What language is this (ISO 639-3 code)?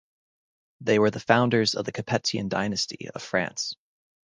eng